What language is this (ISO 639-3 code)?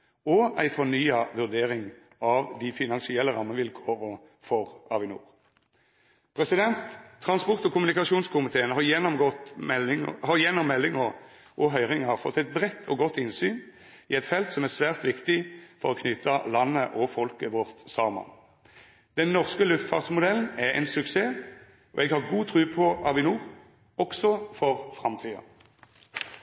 nno